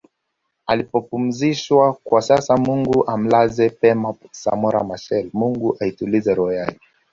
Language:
Swahili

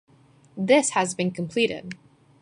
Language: English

